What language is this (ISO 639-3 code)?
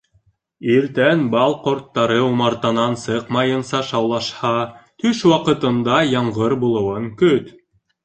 bak